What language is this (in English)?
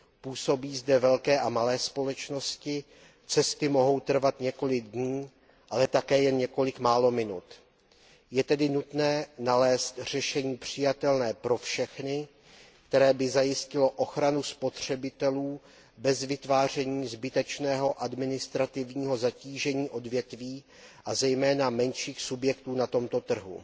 Czech